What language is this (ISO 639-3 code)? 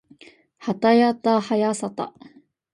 jpn